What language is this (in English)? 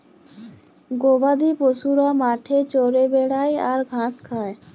Bangla